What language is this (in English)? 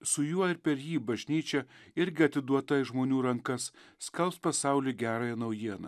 Lithuanian